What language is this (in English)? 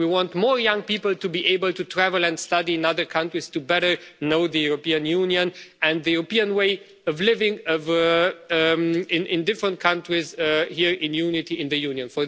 English